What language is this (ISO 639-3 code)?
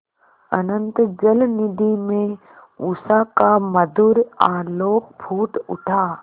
hin